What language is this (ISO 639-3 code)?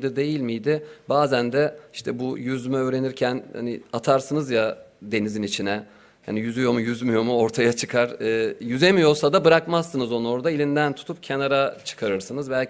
tur